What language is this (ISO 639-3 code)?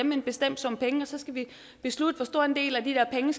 dan